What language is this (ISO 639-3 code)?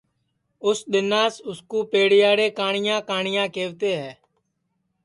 ssi